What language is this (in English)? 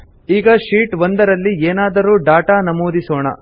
Kannada